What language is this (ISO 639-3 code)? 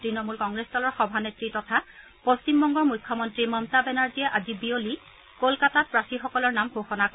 asm